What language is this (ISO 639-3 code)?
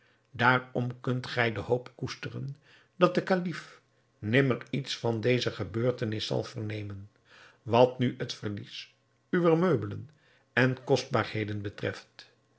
nld